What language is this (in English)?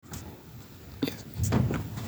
Kalenjin